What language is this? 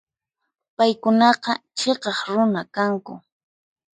Puno Quechua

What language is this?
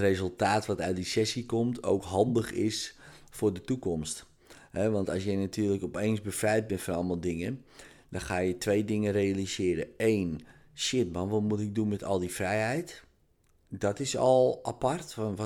Dutch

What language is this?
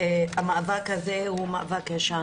Hebrew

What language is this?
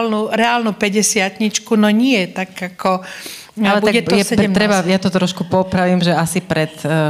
Slovak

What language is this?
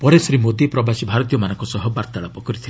Odia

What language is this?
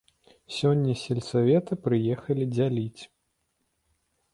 Belarusian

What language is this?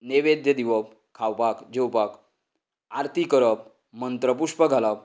Konkani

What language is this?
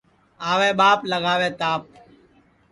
Sansi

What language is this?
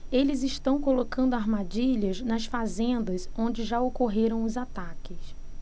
Portuguese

